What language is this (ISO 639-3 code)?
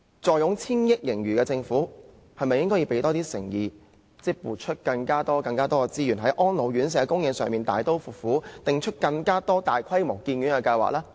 yue